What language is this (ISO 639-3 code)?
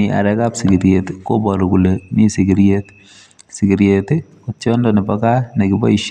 kln